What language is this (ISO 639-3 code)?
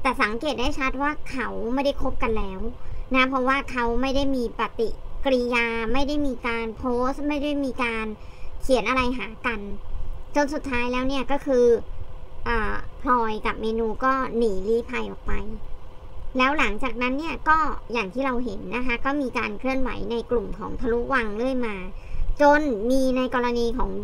tha